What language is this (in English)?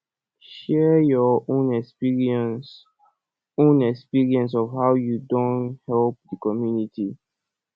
Nigerian Pidgin